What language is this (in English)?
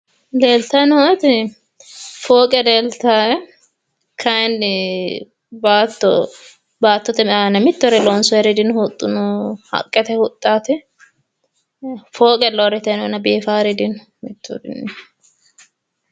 Sidamo